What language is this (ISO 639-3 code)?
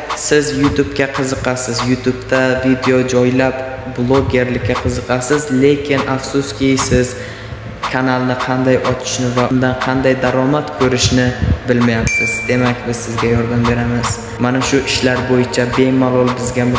tur